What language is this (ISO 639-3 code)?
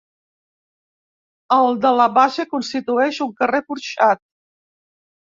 cat